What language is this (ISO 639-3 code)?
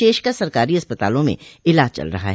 hin